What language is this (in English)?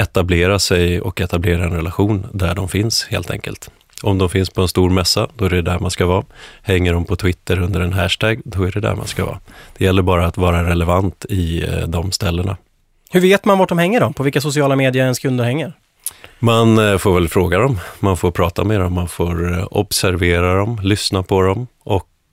Swedish